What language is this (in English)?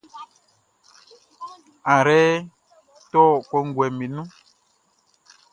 Baoulé